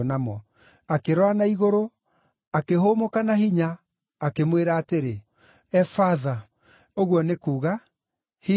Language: Kikuyu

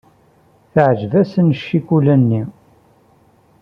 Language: Kabyle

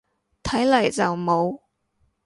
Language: Cantonese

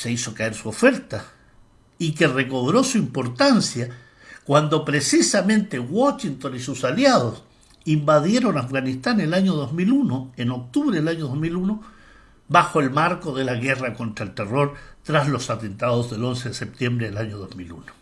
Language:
Spanish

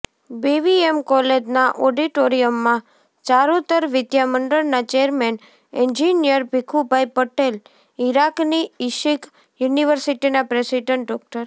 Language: Gujarati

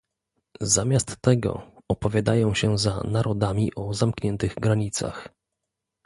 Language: Polish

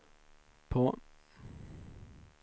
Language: Swedish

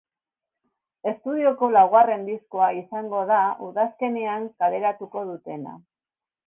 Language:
Basque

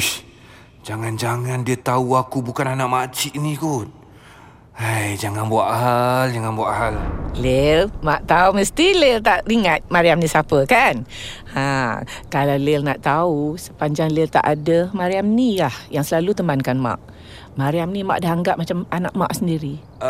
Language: Malay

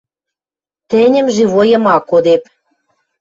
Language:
Western Mari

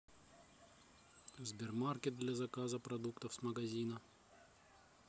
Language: Russian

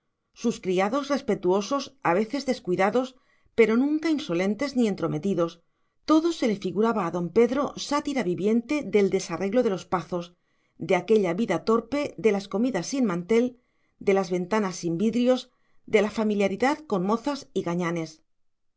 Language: Spanish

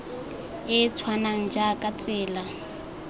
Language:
Tswana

